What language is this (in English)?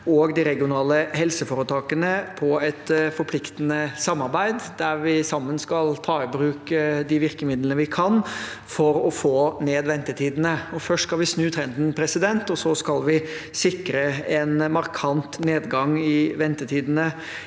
Norwegian